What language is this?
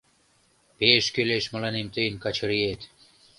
Mari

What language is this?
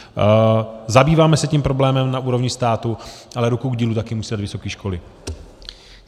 Czech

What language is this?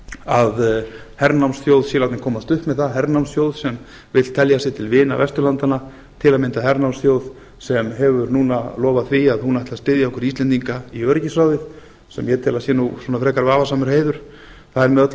Icelandic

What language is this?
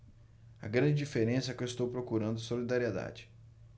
Portuguese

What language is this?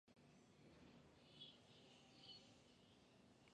Fang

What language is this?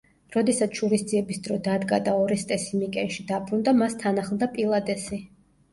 Georgian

